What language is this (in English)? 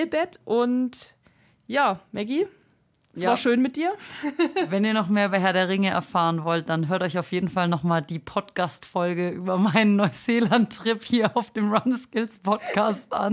German